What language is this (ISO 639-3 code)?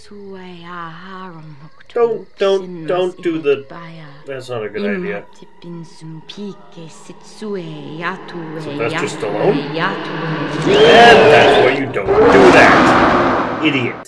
eng